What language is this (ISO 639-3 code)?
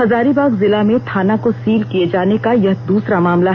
hin